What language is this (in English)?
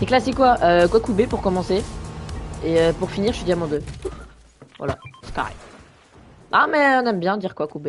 French